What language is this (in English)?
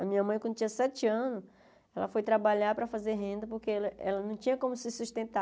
Portuguese